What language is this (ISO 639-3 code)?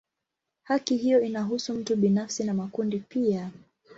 swa